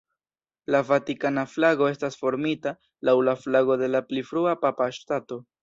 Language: Esperanto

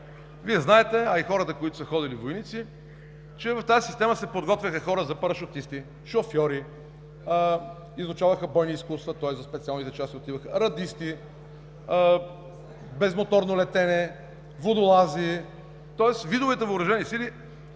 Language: Bulgarian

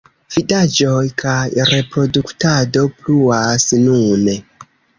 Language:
Esperanto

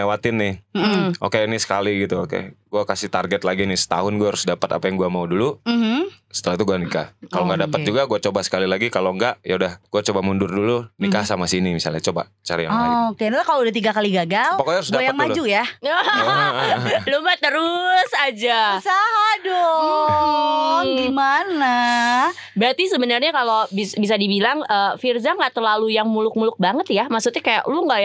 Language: Indonesian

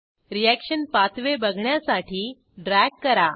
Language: Marathi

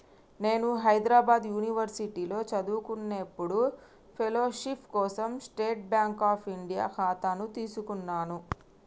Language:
Telugu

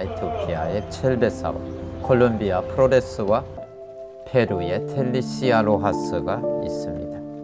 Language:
Korean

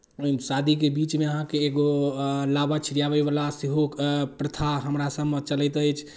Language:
Maithili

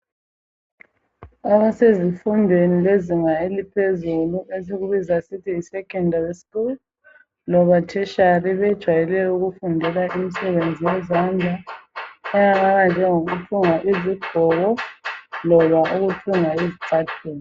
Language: North Ndebele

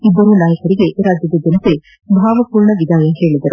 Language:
Kannada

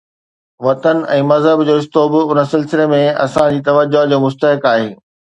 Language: Sindhi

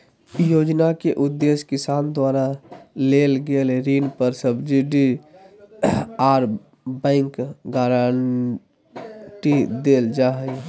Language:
Magahi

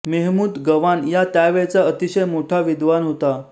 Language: Marathi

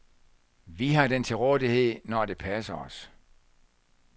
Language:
Danish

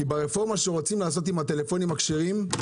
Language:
Hebrew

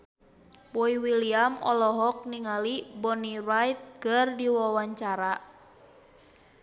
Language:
Sundanese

